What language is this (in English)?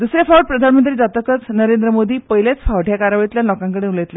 Konkani